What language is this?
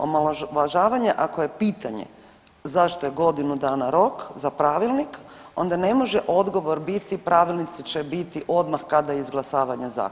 Croatian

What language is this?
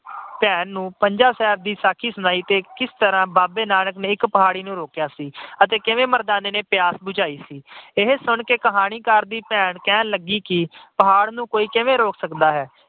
Punjabi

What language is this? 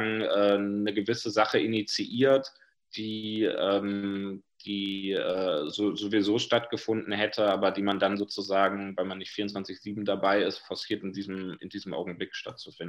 German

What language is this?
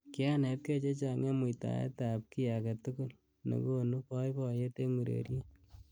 Kalenjin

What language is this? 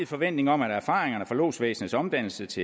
Danish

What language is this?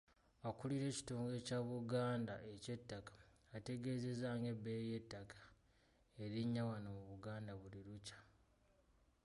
Ganda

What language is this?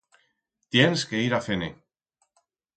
Aragonese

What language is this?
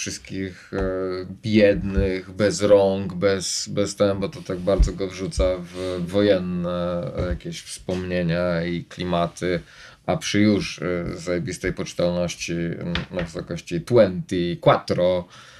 Polish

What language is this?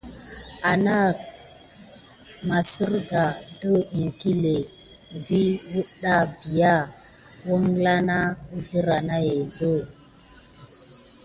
Gidar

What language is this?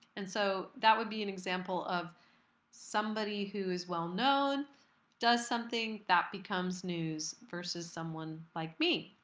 English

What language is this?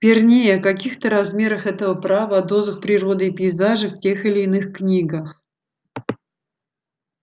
Russian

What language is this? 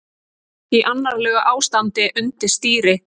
Icelandic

